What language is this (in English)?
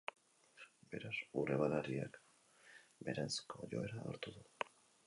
Basque